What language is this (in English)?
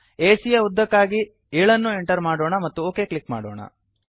Kannada